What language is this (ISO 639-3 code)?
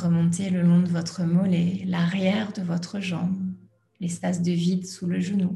fra